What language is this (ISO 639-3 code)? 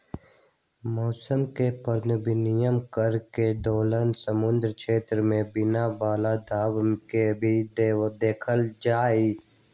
mag